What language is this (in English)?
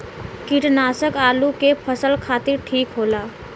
Bhojpuri